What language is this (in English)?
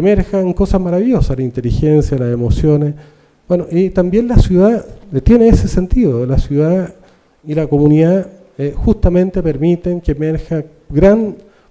Spanish